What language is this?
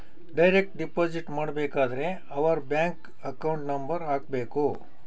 Kannada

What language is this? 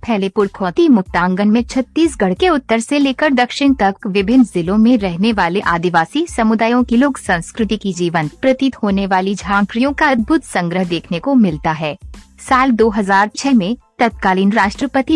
Hindi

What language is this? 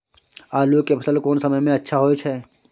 Maithili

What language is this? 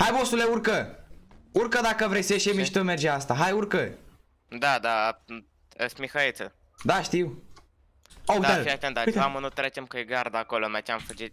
Romanian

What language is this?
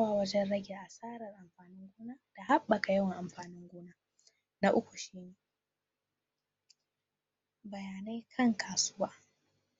Hausa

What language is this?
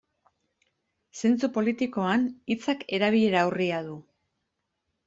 Basque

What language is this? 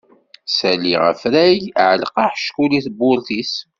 Kabyle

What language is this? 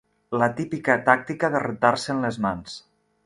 Catalan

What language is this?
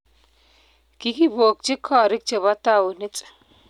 Kalenjin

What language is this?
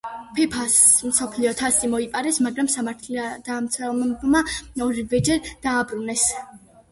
Georgian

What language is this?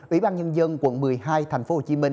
Vietnamese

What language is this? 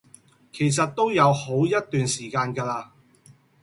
Cantonese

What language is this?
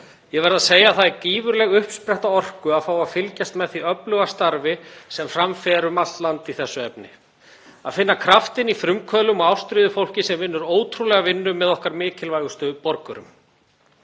Icelandic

